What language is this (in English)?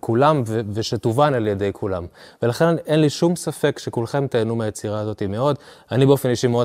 Hebrew